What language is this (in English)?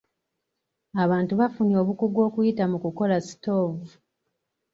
Ganda